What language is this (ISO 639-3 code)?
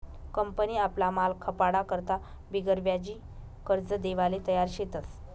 mar